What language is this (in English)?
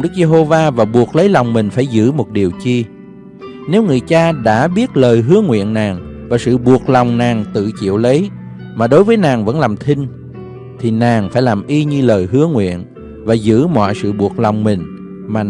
Vietnamese